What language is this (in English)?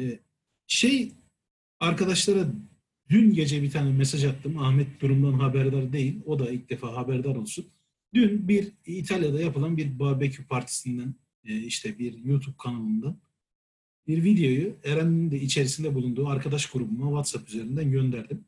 Turkish